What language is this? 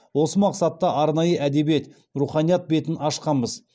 Kazakh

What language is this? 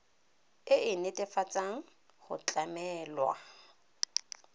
Tswana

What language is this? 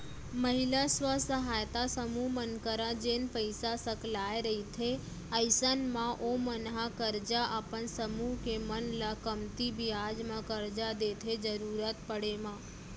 Chhattisgarhi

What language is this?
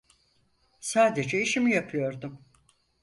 Turkish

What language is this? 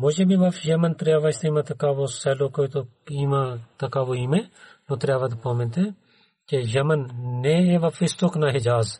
Bulgarian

